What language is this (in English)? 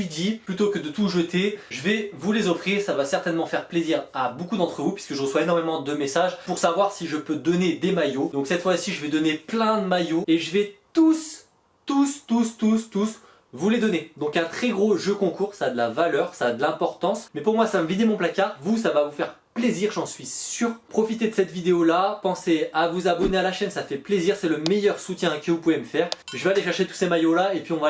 French